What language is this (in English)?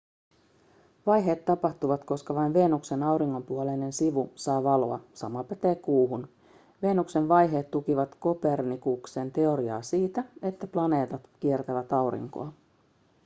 Finnish